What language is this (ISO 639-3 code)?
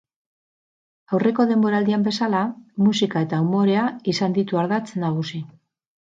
eus